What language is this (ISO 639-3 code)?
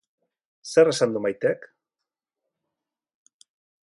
eus